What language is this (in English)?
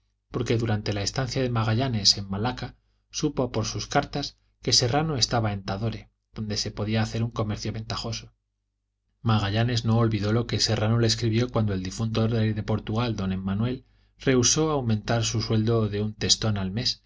Spanish